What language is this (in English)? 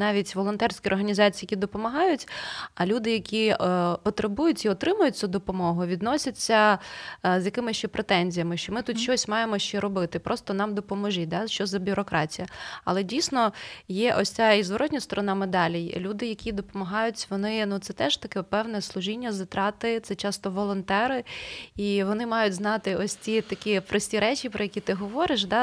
Ukrainian